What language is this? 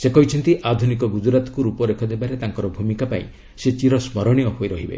Odia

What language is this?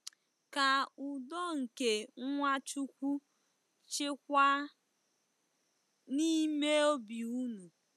Igbo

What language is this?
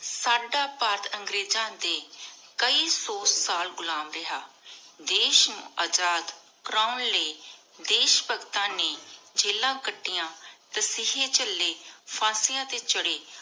Punjabi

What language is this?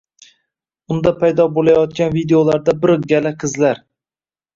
Uzbek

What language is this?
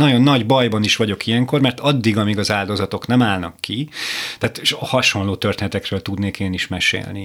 Hungarian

